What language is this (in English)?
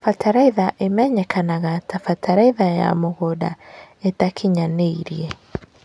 Kikuyu